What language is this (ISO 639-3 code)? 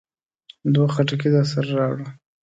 pus